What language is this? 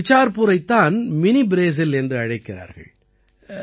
Tamil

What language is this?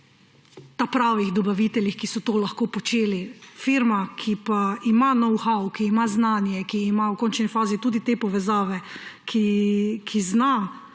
Slovenian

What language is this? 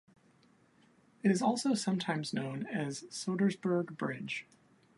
English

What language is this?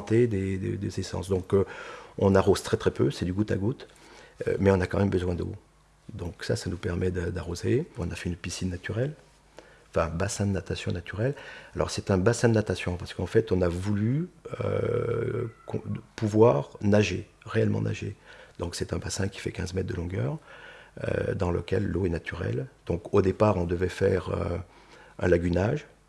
French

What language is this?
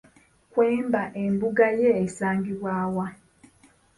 Ganda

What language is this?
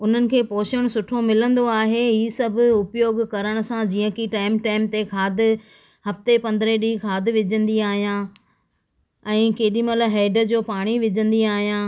Sindhi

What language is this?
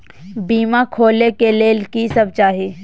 Maithili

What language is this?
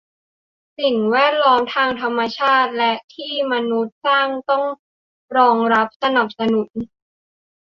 Thai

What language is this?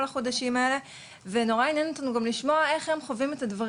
Hebrew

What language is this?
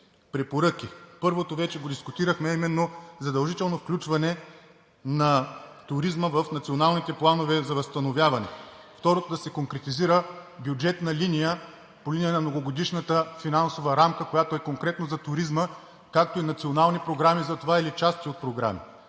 Bulgarian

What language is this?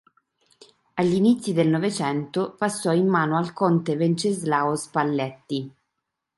Italian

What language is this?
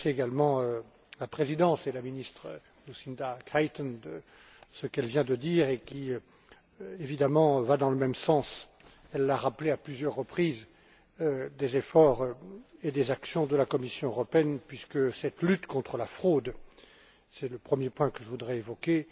French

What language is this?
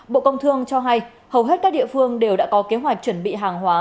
Vietnamese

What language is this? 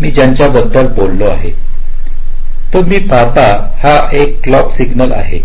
Marathi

